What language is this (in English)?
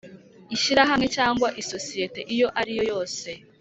Kinyarwanda